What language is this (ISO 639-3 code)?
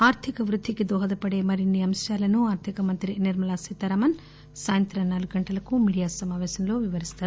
tel